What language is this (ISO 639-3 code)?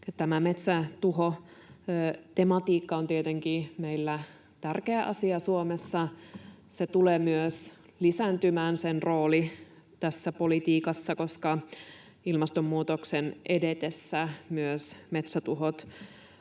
fin